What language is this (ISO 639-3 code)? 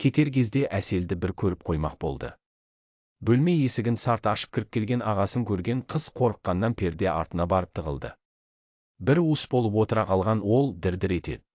tur